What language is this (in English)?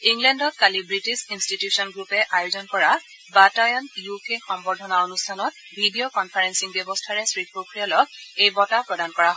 Assamese